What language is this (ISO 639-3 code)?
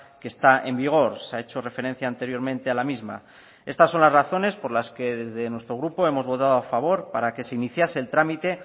spa